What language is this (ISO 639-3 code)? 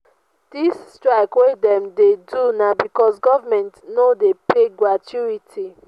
pcm